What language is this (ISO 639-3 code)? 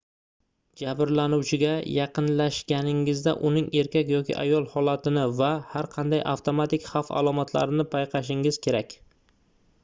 uzb